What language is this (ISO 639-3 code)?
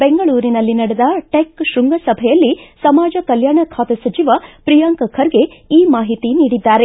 kan